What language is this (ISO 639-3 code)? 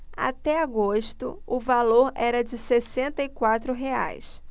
por